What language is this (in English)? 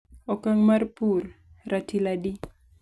Luo (Kenya and Tanzania)